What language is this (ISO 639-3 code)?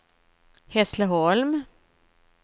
swe